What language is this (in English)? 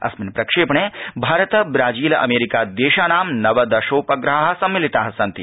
Sanskrit